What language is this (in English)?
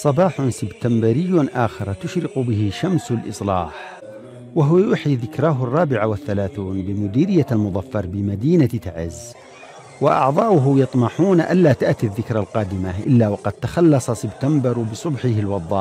Arabic